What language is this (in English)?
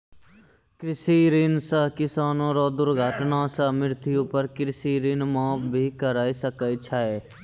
Maithili